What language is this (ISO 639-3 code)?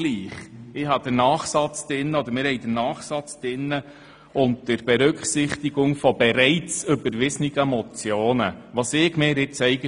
gsw